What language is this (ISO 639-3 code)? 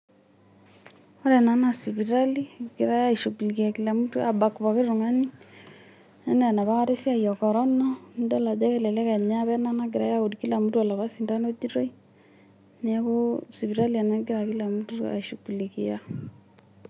mas